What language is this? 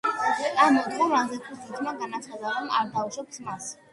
Georgian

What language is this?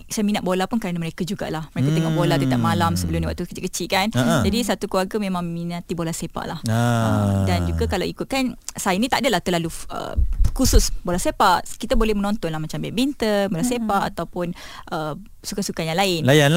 Malay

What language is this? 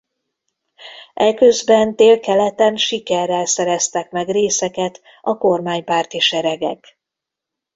Hungarian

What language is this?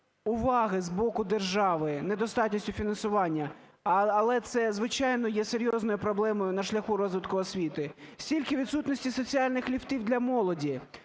Ukrainian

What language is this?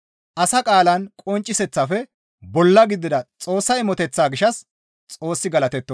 Gamo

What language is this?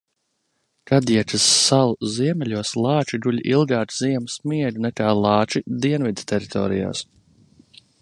Latvian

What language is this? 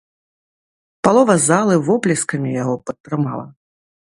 Belarusian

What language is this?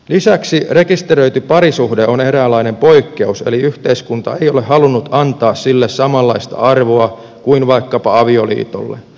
Finnish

